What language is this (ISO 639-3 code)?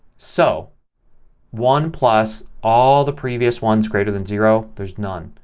eng